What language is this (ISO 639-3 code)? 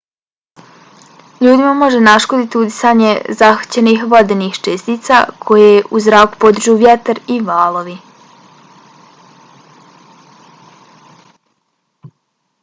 bos